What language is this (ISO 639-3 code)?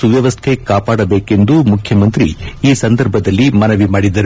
kan